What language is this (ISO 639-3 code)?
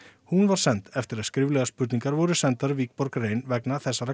isl